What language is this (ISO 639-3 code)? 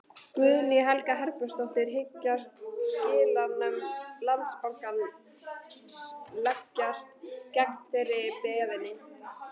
isl